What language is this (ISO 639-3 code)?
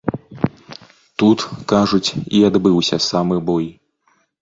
bel